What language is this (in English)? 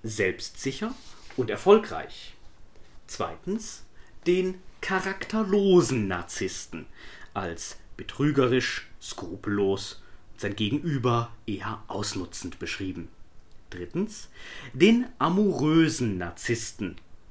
German